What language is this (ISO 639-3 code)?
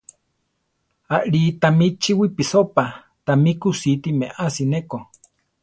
tar